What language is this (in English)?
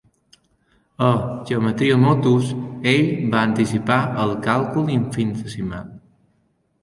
Catalan